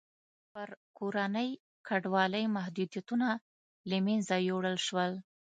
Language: Pashto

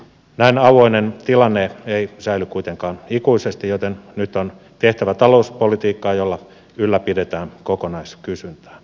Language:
Finnish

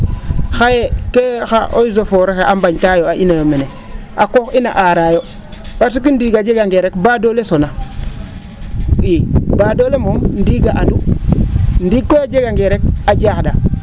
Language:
Serer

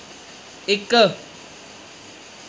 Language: Dogri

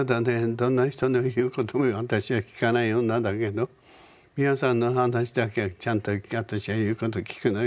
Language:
Japanese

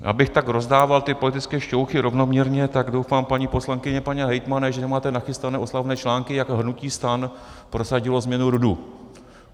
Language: Czech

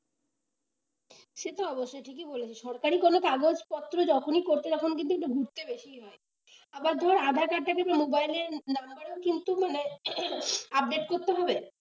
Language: Bangla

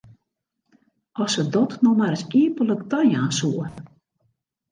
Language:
Western Frisian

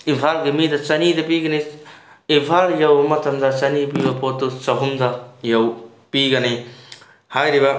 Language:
Manipuri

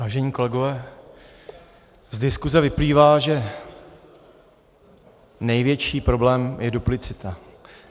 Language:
Czech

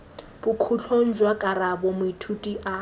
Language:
Tswana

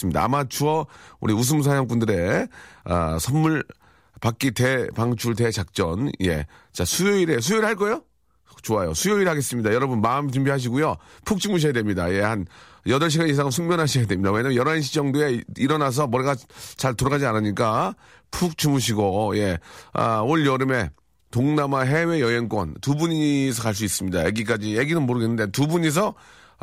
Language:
Korean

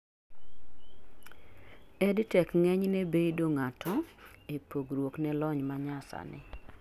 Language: Luo (Kenya and Tanzania)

